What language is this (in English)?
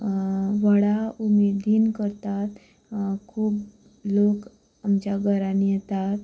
Konkani